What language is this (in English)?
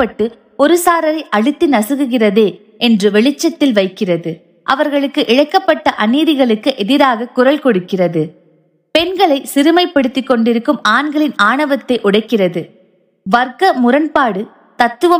Tamil